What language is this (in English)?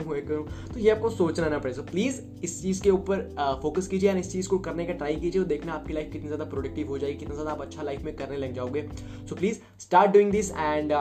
Hindi